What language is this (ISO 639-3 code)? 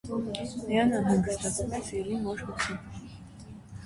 hye